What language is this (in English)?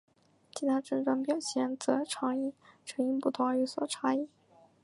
Chinese